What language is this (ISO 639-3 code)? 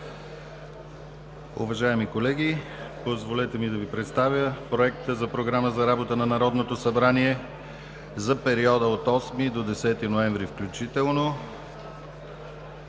bul